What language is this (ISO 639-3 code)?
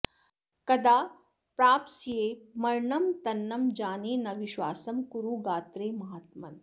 san